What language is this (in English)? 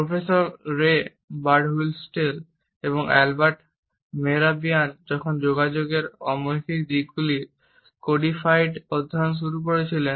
Bangla